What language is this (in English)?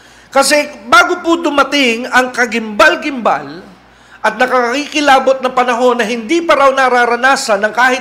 Filipino